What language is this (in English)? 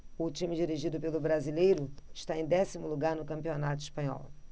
Portuguese